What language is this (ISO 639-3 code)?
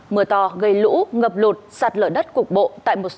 vie